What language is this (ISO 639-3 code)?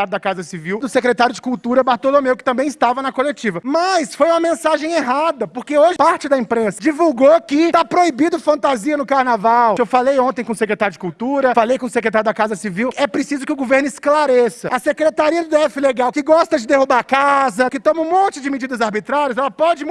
por